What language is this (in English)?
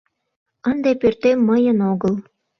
Mari